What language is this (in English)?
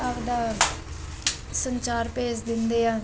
Punjabi